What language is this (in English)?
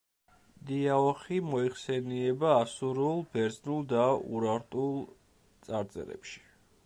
Georgian